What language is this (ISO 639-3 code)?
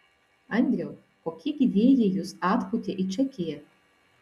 lit